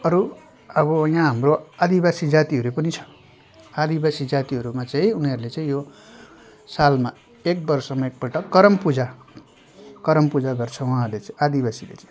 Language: Nepali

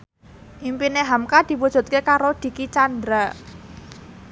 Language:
Javanese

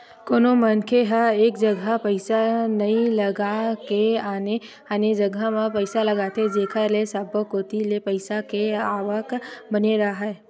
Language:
Chhattisgarhi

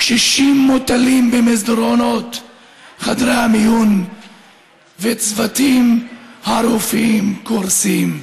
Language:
Hebrew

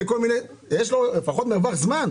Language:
Hebrew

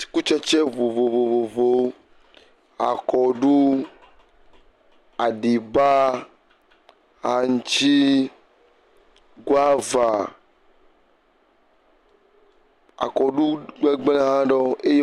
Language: Ewe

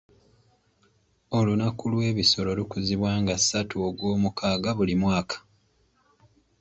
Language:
Ganda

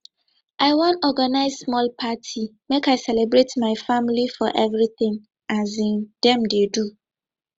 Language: Nigerian Pidgin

